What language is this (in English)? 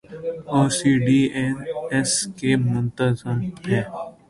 Urdu